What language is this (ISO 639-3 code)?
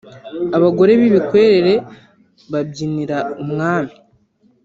kin